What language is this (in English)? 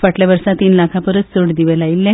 Konkani